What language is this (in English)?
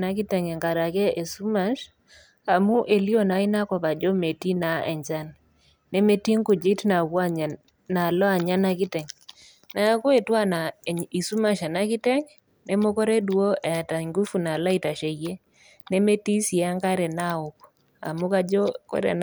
Masai